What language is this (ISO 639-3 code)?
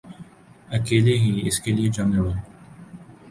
urd